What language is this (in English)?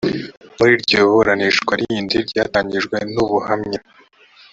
Kinyarwanda